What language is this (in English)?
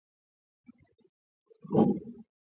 Swahili